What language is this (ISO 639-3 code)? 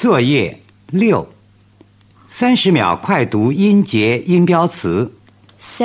zho